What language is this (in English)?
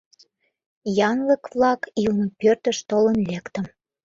Mari